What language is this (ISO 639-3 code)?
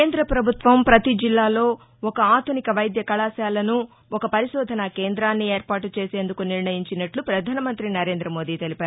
tel